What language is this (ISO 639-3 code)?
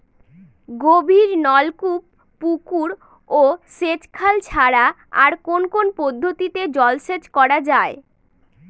ben